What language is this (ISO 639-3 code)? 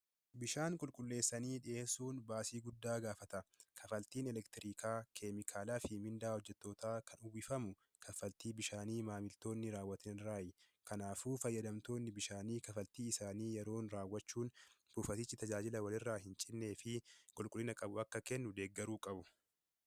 orm